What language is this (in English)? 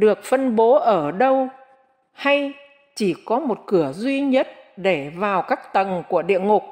Vietnamese